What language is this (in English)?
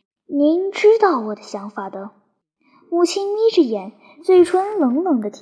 Chinese